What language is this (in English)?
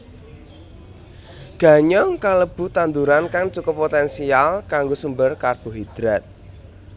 Javanese